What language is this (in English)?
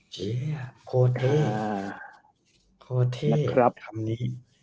Thai